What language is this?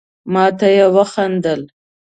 Pashto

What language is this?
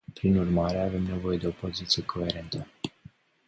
Romanian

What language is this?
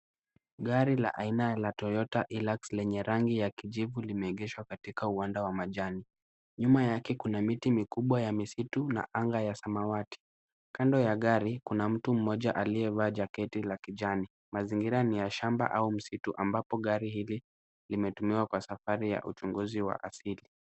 Swahili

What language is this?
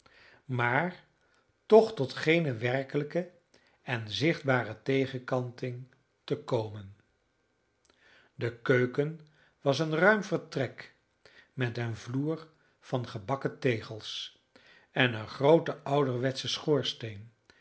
Dutch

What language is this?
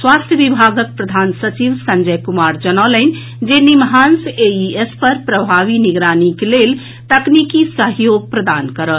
Maithili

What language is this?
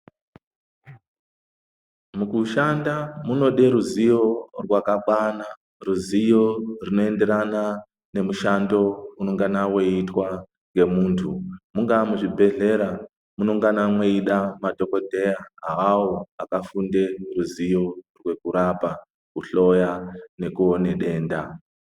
Ndau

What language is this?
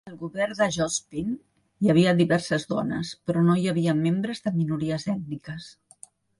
Catalan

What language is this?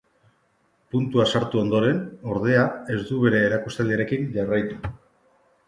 Basque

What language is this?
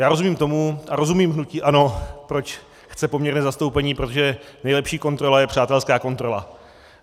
Czech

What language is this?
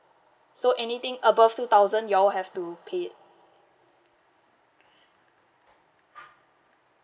English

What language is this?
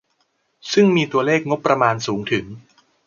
Thai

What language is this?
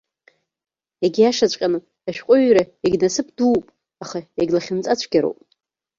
Abkhazian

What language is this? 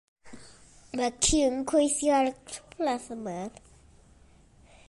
Welsh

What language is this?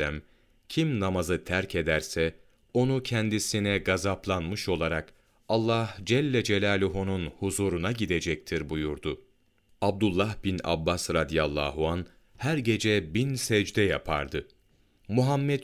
Turkish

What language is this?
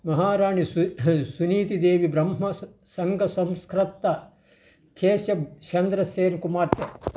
Telugu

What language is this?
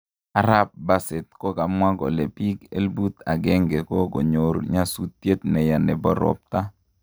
Kalenjin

